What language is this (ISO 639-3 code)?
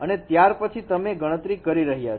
guj